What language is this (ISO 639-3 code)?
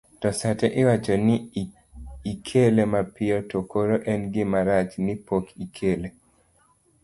luo